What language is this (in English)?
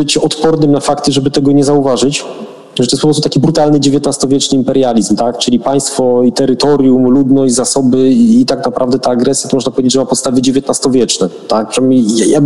Polish